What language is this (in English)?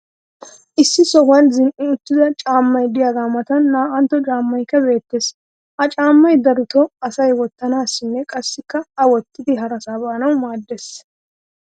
Wolaytta